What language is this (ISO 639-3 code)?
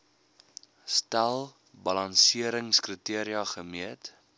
afr